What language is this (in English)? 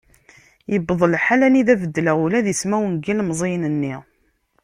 Kabyle